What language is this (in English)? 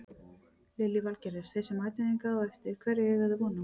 Icelandic